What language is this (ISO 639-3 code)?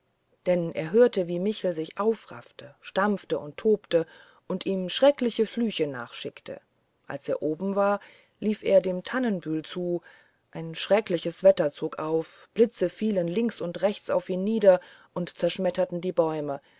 deu